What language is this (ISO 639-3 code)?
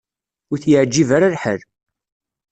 kab